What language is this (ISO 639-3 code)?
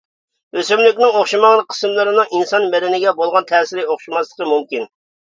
uig